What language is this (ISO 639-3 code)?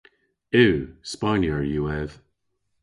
cor